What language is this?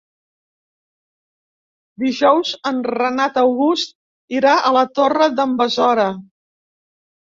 Catalan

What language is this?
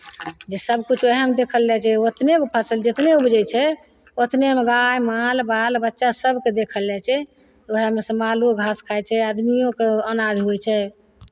Maithili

